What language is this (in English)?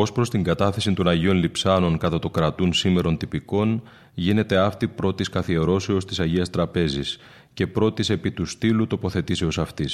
Greek